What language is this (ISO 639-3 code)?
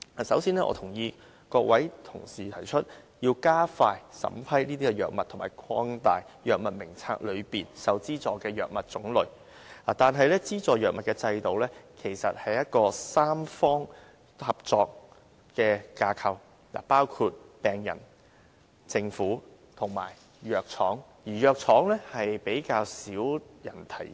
yue